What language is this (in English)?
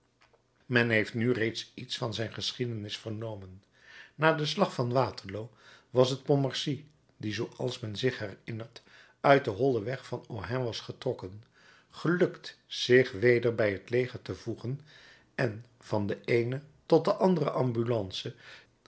Dutch